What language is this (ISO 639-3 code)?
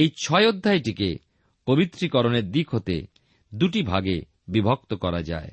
ben